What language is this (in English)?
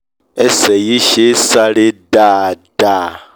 Yoruba